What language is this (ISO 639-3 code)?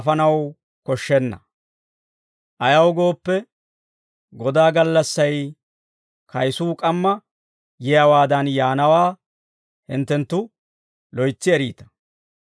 dwr